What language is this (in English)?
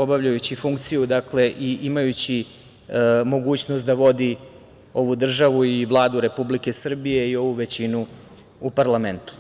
Serbian